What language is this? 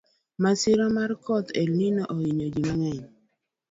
Luo (Kenya and Tanzania)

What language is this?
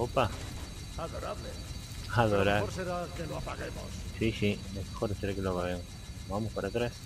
Spanish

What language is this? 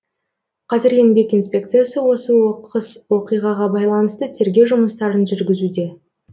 Kazakh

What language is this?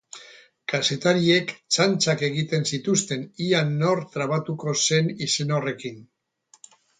Basque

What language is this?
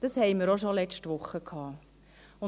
Swiss German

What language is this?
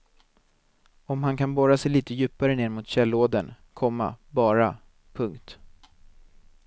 Swedish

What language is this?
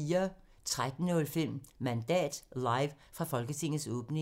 Danish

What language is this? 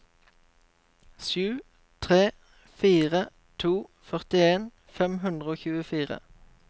Norwegian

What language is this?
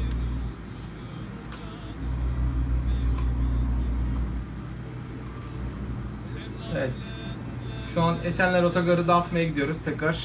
Turkish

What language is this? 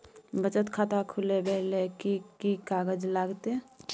Maithili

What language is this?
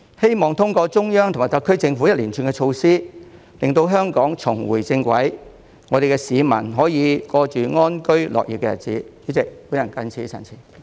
Cantonese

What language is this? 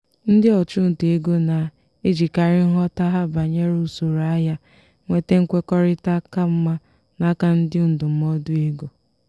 Igbo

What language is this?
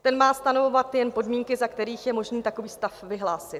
Czech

